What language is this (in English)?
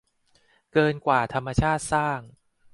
Thai